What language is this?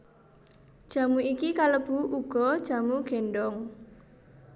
Javanese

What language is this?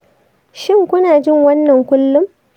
Hausa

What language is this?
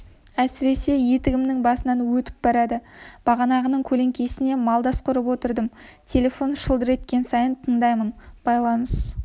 Kazakh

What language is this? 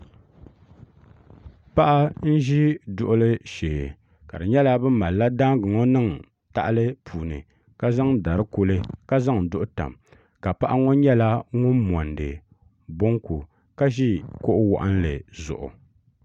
Dagbani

